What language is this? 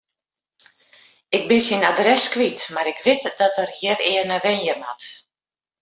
Western Frisian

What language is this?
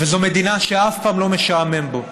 Hebrew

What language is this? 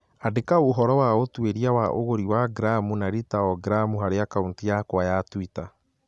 Kikuyu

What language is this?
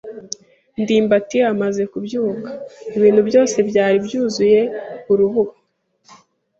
Kinyarwanda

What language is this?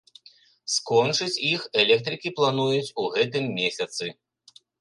Belarusian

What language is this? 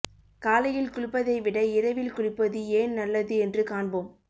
Tamil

